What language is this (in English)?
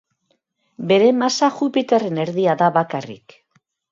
Basque